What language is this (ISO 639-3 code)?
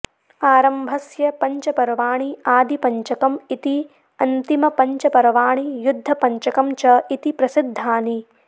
san